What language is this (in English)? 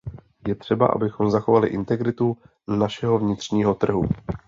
Czech